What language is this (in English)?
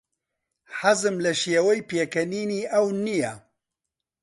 Central Kurdish